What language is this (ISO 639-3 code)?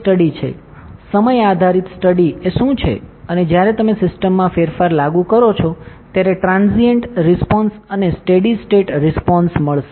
guj